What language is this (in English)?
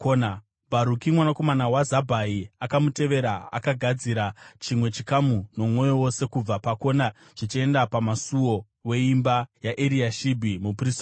Shona